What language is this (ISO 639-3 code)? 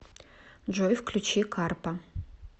rus